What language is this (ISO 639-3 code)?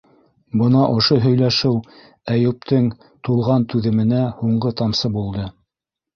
bak